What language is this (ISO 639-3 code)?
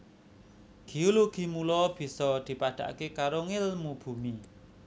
jav